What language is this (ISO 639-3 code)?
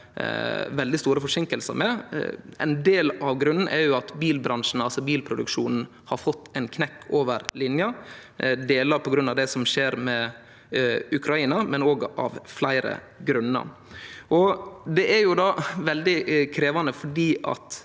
nor